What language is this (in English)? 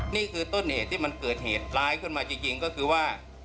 Thai